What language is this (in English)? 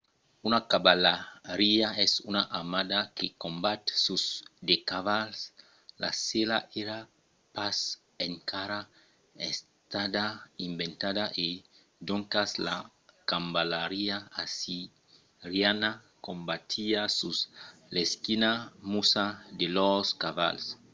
Occitan